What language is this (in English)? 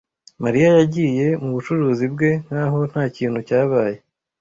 Kinyarwanda